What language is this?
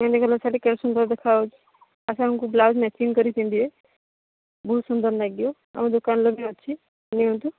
Odia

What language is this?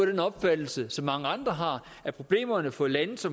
Danish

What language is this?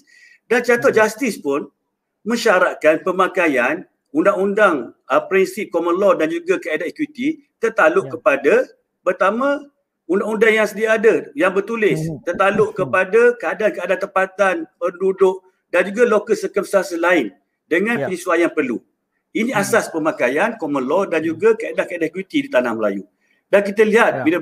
Malay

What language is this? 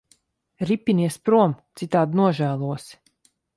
Latvian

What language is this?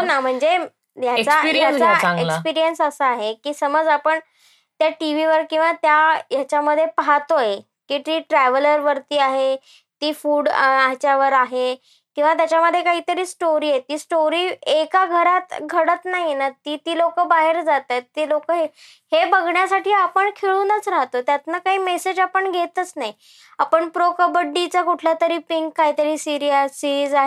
Marathi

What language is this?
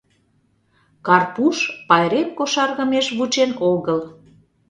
Mari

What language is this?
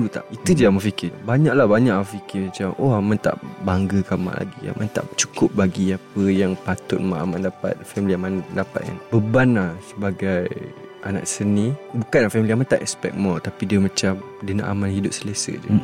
Malay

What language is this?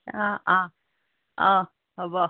Assamese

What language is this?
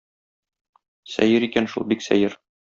Tatar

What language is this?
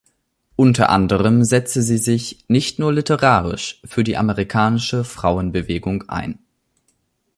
German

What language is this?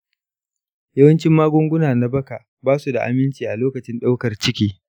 Hausa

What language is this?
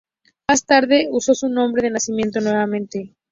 Spanish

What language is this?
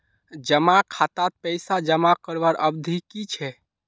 Magahi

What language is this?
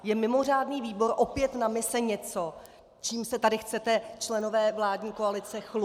Czech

